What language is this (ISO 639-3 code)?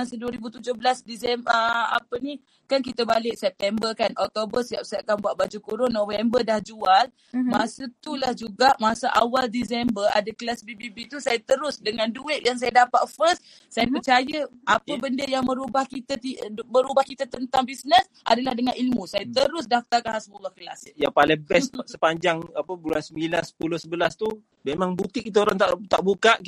msa